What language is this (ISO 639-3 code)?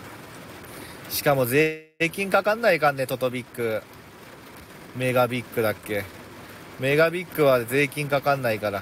jpn